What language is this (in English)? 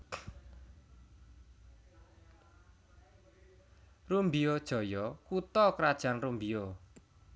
Javanese